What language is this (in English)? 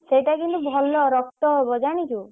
Odia